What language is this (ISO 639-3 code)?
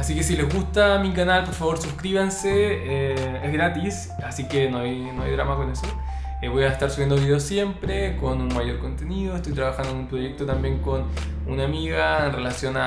spa